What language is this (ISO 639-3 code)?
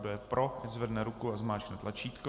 ces